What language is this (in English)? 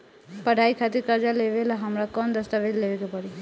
Bhojpuri